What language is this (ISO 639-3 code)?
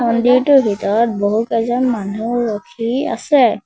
asm